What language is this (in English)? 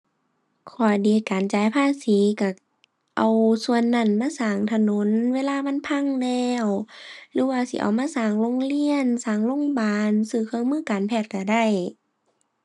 Thai